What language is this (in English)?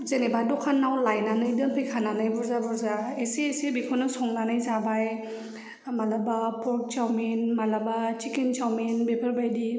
Bodo